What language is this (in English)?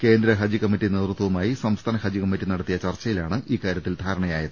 Malayalam